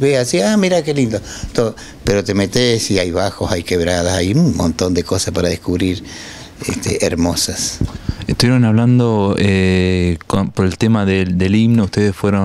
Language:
Spanish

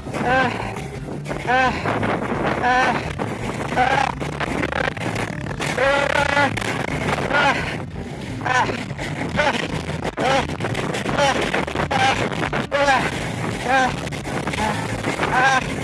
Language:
Japanese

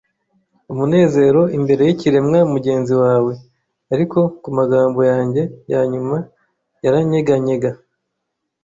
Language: Kinyarwanda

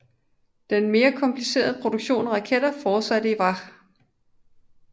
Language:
Danish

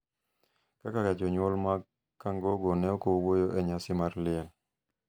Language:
Luo (Kenya and Tanzania)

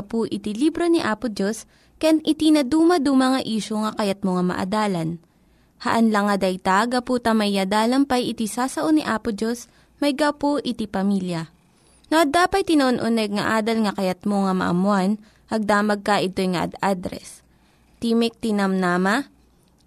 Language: Filipino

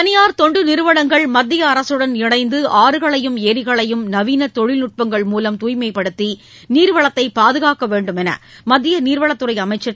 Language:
Tamil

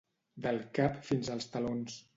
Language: Catalan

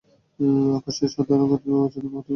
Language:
Bangla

